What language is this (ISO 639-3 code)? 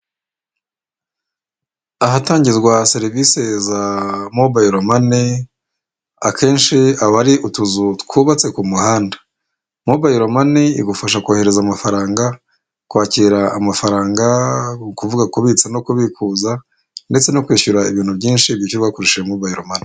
kin